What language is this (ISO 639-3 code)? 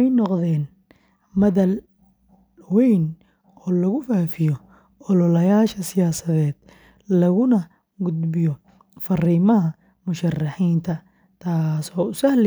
som